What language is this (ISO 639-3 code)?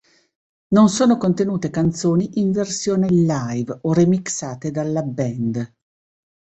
ita